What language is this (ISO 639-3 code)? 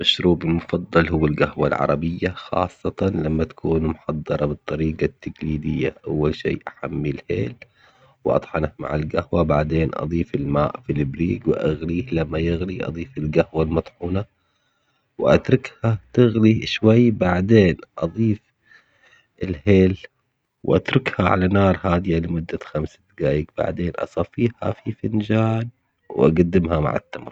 acx